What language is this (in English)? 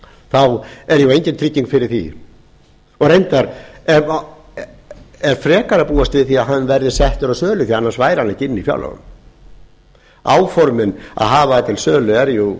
Icelandic